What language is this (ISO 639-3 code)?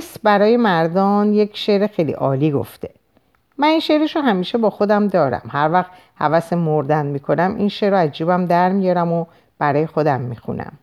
fas